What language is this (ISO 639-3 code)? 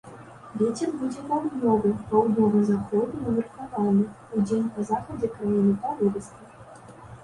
bel